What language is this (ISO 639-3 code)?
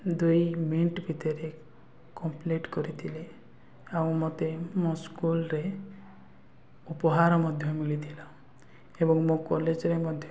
ori